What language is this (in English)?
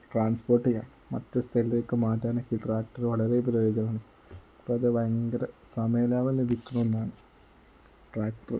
Malayalam